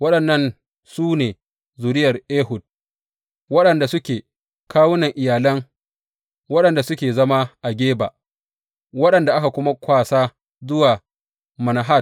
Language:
Hausa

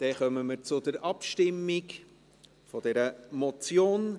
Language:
Swiss German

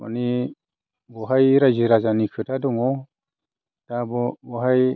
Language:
Bodo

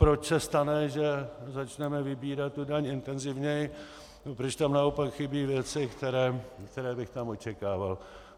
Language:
Czech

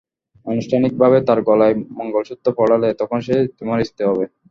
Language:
Bangla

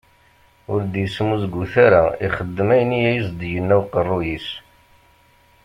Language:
Kabyle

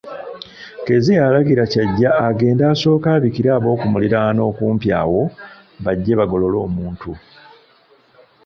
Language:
Ganda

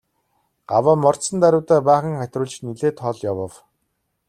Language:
Mongolian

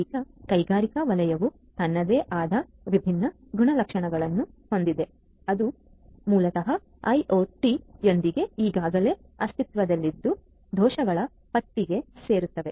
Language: Kannada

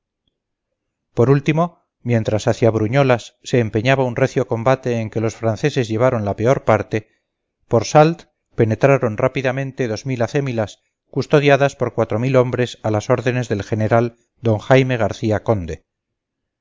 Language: Spanish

